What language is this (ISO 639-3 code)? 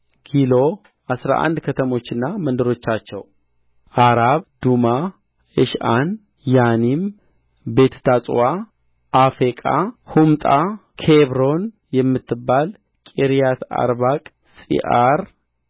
amh